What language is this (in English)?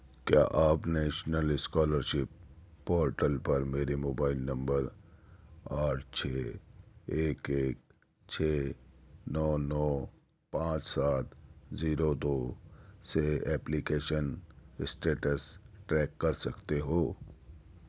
Urdu